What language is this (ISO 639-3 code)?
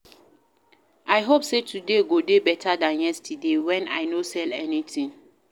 pcm